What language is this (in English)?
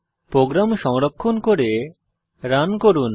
Bangla